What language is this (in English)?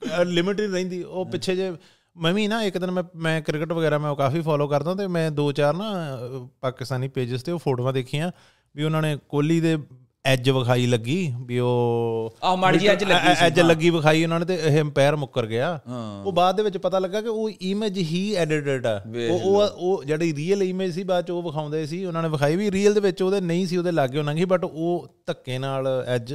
Punjabi